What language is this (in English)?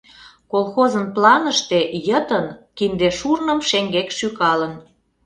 Mari